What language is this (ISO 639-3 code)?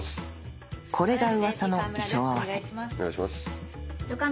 jpn